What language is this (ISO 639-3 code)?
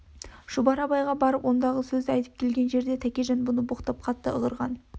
kaz